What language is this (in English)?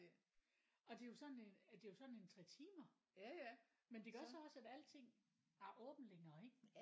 Danish